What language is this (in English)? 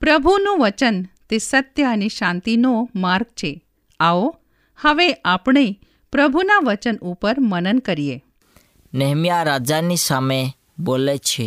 Hindi